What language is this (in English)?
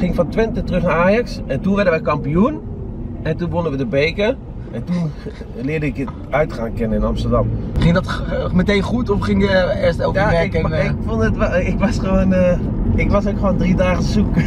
Dutch